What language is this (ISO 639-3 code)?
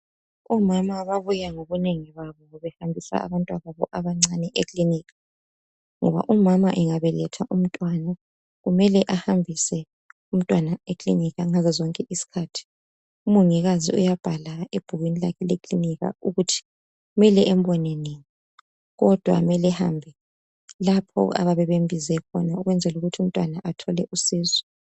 nde